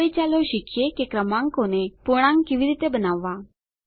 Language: Gujarati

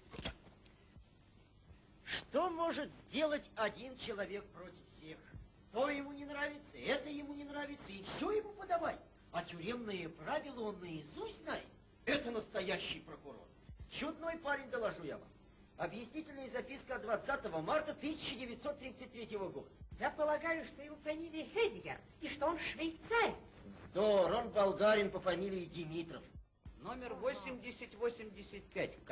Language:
Russian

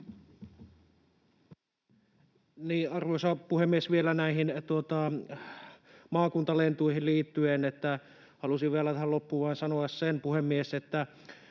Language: Finnish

